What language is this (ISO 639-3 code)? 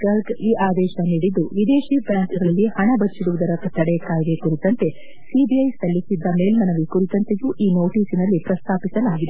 kan